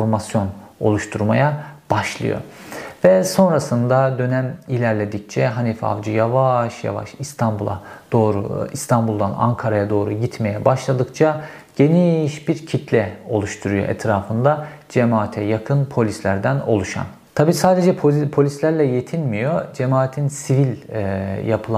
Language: Turkish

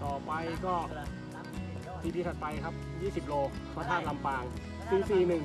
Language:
Thai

